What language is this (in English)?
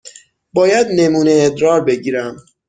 Persian